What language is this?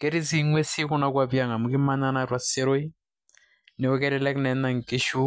Masai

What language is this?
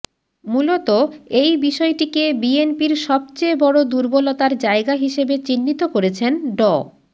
Bangla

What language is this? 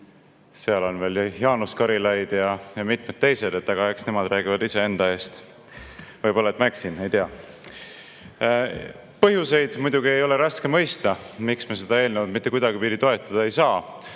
Estonian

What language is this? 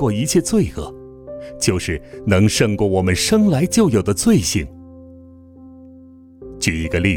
Chinese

